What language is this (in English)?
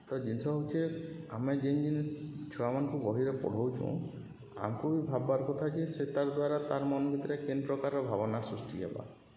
Odia